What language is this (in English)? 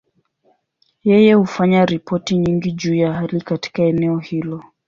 Swahili